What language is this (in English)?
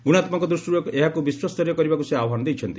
Odia